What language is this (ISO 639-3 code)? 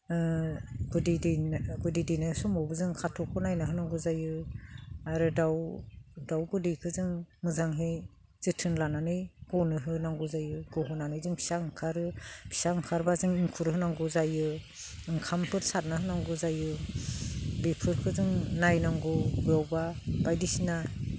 brx